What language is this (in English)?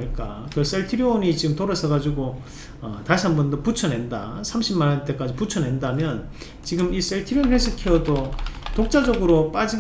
Korean